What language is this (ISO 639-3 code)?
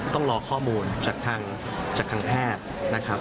tha